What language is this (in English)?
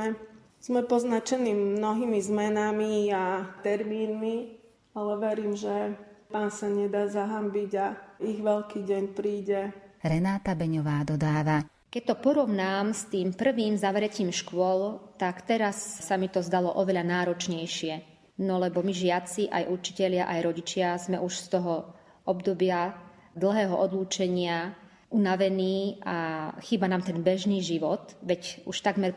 Slovak